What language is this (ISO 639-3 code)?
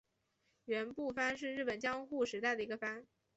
zho